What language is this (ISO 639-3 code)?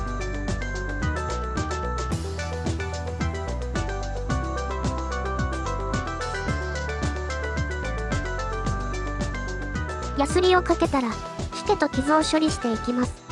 jpn